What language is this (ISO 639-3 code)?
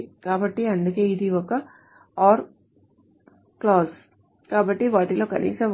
tel